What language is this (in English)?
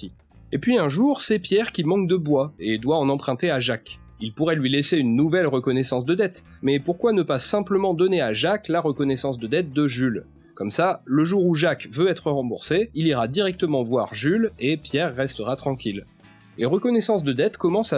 French